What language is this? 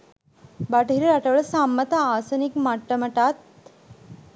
Sinhala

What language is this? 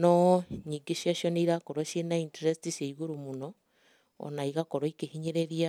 Kikuyu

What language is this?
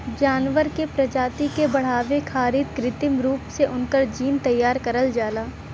Bhojpuri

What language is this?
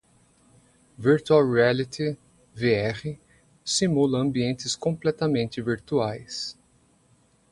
Portuguese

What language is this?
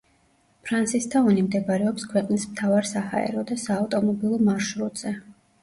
Georgian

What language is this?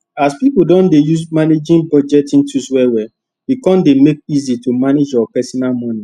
Nigerian Pidgin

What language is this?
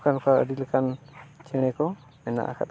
Santali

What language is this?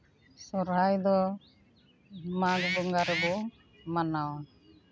Santali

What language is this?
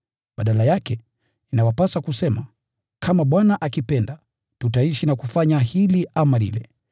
Swahili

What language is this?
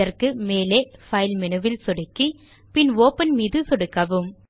Tamil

